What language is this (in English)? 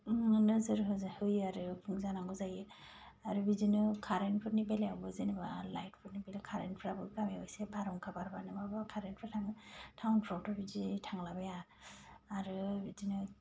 Bodo